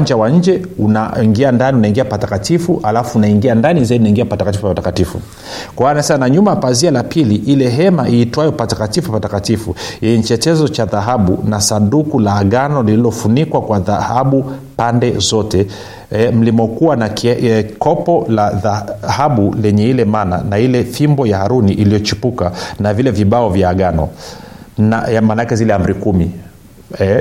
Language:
Swahili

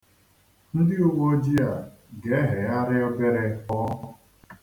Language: Igbo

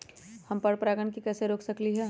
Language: Magahi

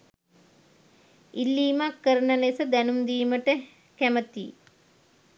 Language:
Sinhala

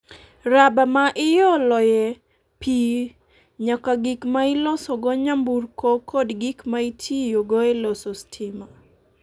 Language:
Luo (Kenya and Tanzania)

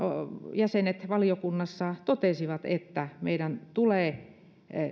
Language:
Finnish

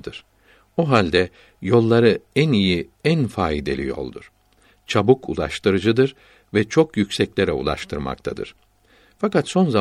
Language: Turkish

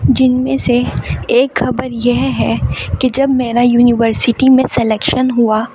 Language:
Urdu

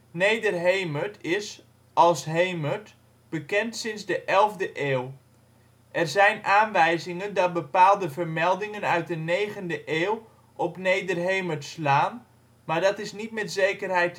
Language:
Dutch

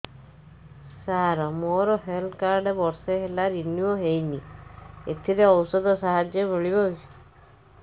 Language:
Odia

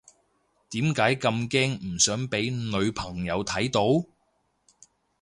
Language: Cantonese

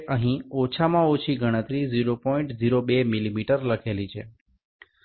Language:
Bangla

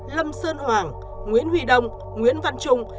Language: Vietnamese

